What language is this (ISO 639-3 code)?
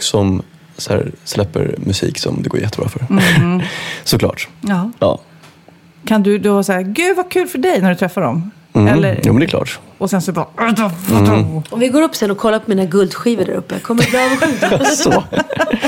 swe